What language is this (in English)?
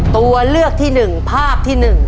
Thai